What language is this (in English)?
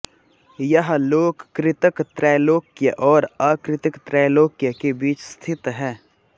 Hindi